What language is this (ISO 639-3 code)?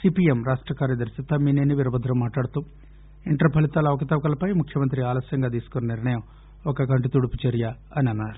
tel